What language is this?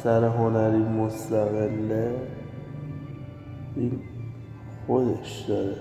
Persian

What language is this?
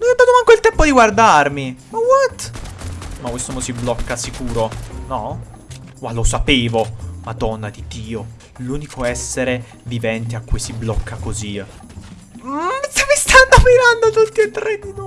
Italian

